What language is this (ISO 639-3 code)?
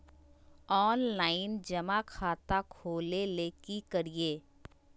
mag